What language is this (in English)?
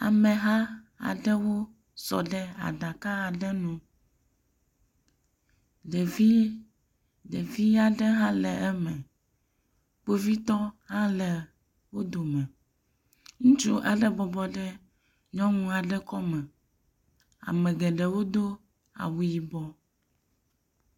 Ewe